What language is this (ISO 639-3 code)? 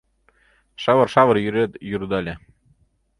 chm